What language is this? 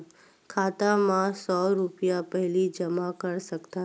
Chhattisgarhi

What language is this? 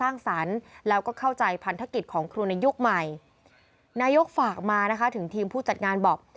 Thai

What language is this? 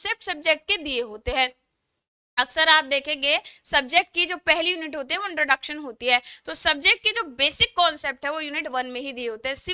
Hindi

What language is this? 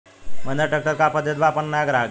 Bhojpuri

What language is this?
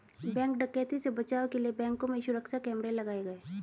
Hindi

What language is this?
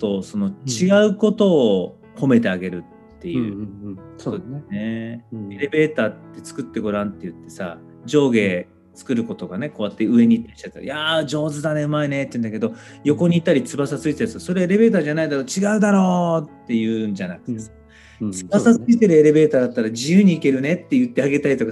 Japanese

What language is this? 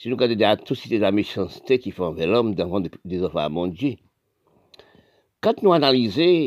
French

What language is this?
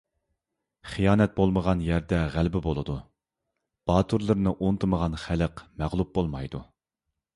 Uyghur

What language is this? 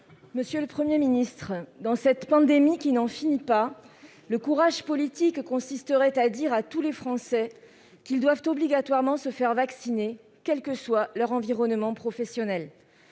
French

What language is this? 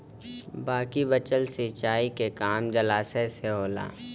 Bhojpuri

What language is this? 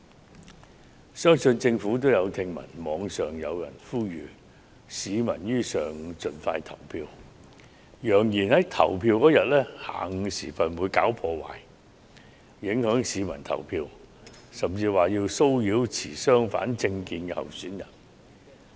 Cantonese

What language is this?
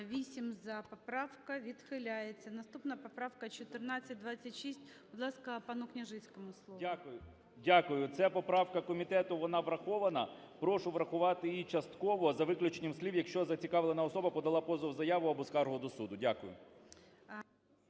Ukrainian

